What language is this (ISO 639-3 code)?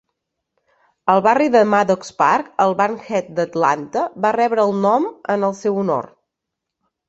cat